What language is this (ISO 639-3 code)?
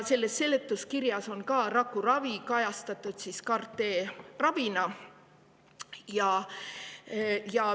est